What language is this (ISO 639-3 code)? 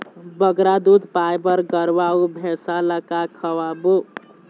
hne